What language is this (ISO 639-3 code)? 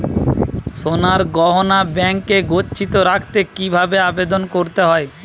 ben